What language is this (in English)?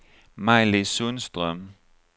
Swedish